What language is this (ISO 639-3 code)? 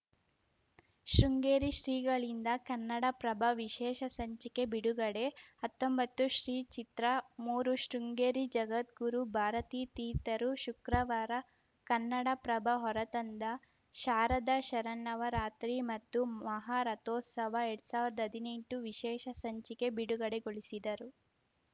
kan